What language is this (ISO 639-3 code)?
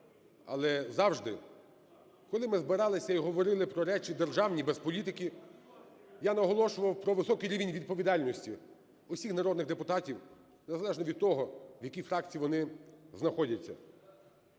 ukr